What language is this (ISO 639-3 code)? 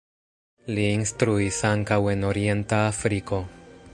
epo